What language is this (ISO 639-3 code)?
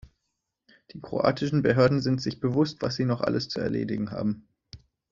deu